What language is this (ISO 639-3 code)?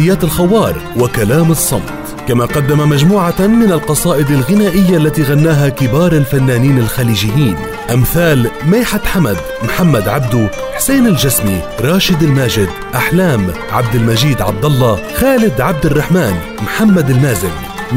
ara